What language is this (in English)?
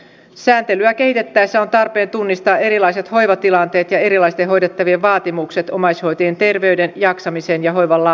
Finnish